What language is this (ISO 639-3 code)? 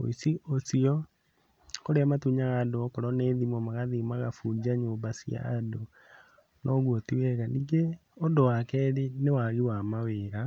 kik